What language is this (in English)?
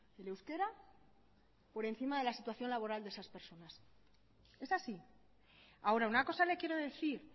Spanish